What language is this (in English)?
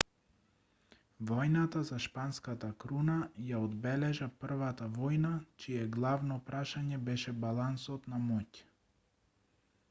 Macedonian